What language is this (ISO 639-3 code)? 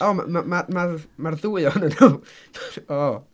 cym